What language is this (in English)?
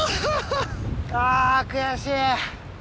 Japanese